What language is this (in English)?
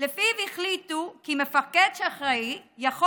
Hebrew